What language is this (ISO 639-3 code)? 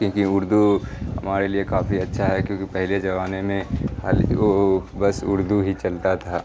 urd